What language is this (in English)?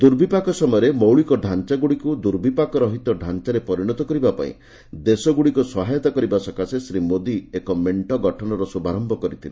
Odia